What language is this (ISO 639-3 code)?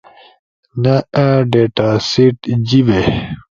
ush